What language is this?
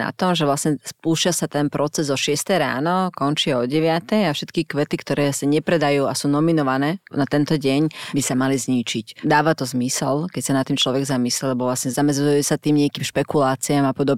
Slovak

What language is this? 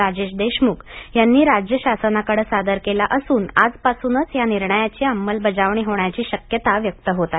Marathi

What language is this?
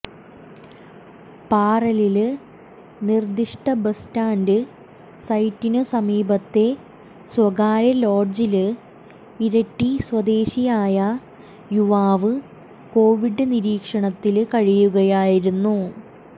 Malayalam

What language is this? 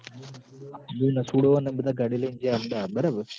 Gujarati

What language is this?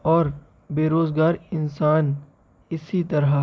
Urdu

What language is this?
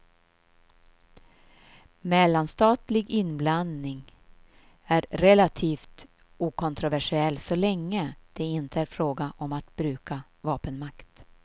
Swedish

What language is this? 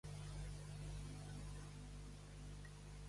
Catalan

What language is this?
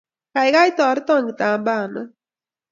Kalenjin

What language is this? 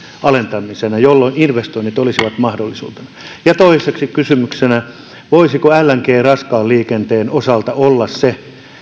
Finnish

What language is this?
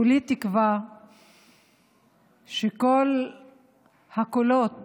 Hebrew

